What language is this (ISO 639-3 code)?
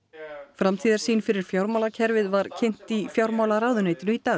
isl